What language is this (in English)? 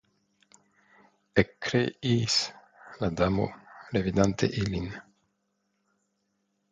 Esperanto